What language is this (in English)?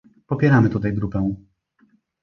Polish